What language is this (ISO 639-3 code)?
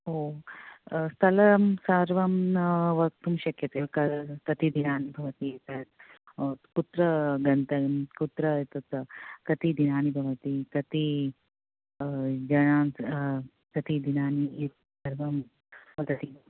san